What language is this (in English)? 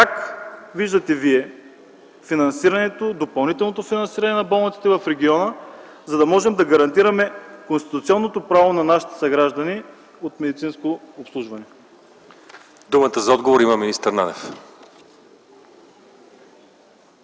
Bulgarian